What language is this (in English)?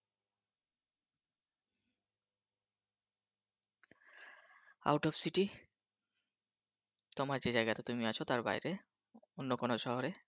Bangla